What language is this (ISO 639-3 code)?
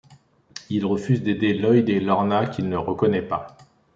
fra